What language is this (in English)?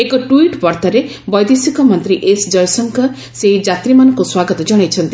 Odia